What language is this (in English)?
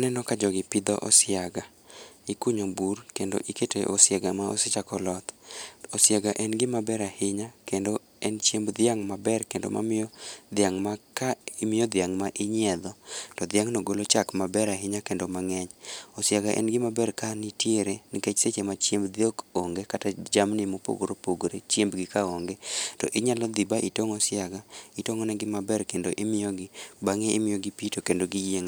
Luo (Kenya and Tanzania)